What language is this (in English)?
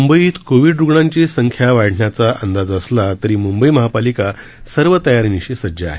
Marathi